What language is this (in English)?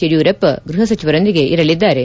Kannada